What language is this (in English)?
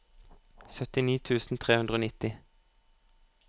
Norwegian